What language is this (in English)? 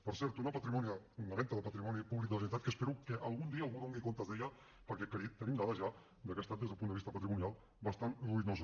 Catalan